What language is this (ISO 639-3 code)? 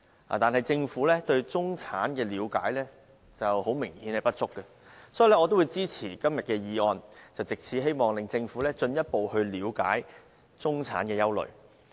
yue